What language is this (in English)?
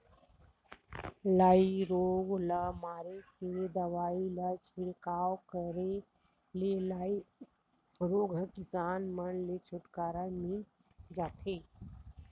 Chhattisgarhi